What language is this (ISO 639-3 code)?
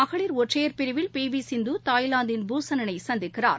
tam